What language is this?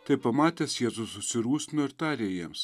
Lithuanian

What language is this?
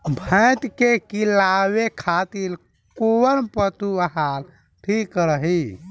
Bhojpuri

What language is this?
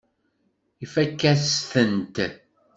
Kabyle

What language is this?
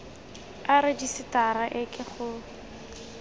Tswana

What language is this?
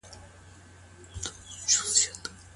Pashto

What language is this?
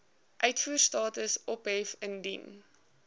Afrikaans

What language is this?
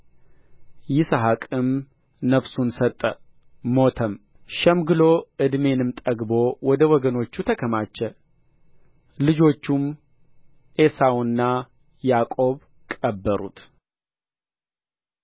Amharic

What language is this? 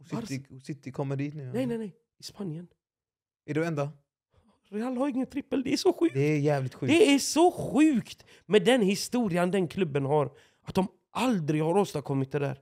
Swedish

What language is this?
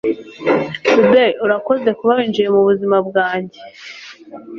Kinyarwanda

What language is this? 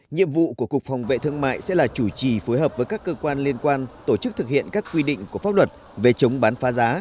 Vietnamese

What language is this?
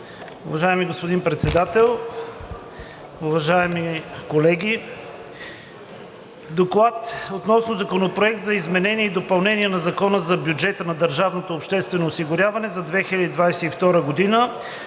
Bulgarian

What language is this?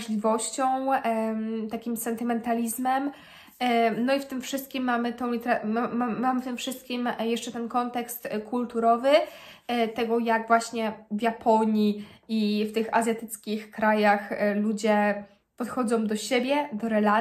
Polish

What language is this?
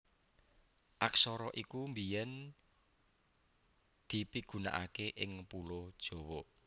Javanese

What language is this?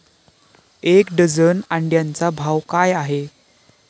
Marathi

